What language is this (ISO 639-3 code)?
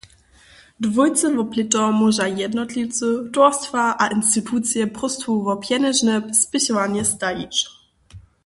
hsb